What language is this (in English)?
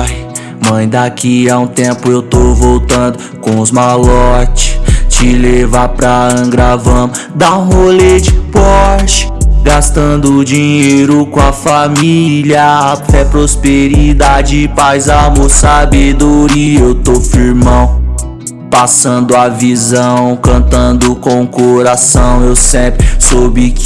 Portuguese